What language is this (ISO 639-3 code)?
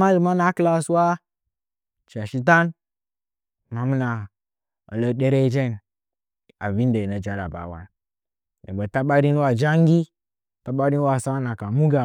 nja